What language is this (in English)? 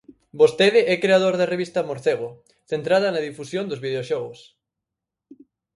Galician